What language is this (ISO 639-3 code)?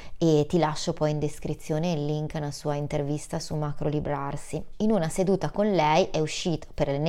ita